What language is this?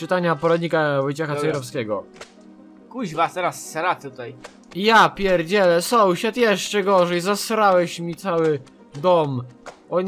Polish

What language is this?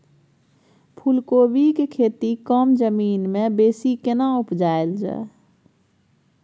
Maithili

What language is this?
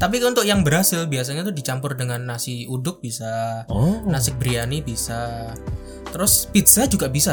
Indonesian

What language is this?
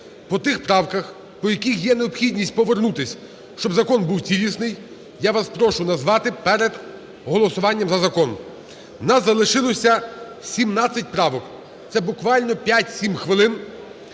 Ukrainian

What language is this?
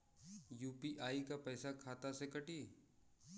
Bhojpuri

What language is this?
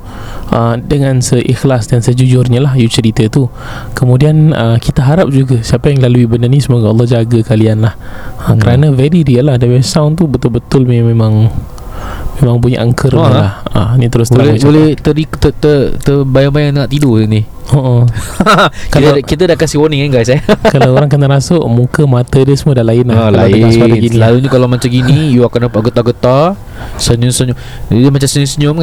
Malay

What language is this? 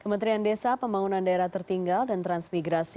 Indonesian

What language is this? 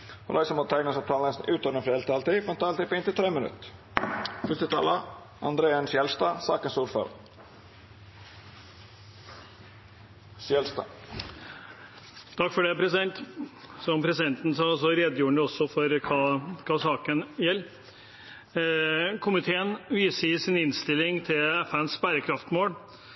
Norwegian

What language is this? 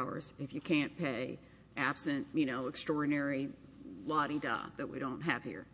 English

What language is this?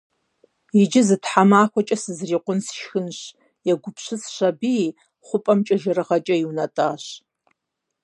Kabardian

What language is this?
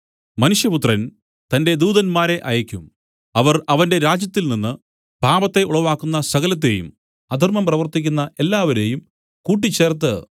Malayalam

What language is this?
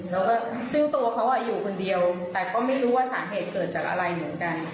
Thai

